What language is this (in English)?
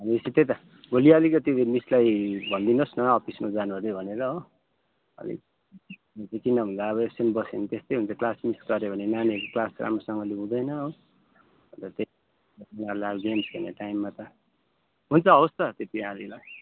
Nepali